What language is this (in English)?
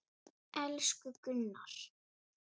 Icelandic